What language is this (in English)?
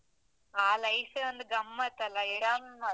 Kannada